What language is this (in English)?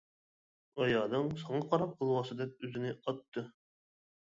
Uyghur